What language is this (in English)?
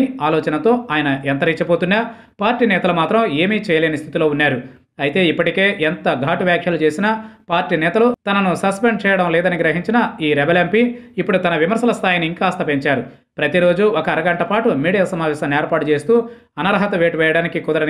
Hindi